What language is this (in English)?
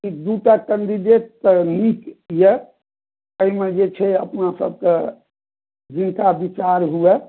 Maithili